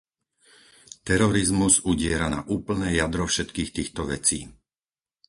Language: Slovak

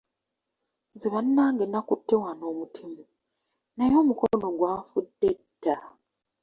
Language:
Ganda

